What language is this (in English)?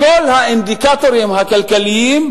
Hebrew